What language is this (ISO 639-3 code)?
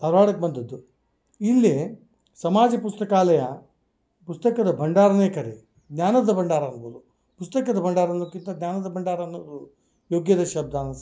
kan